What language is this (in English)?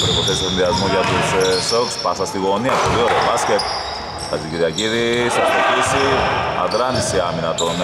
Greek